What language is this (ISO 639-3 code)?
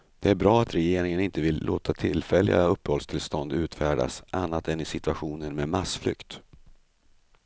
swe